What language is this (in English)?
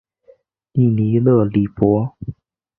Chinese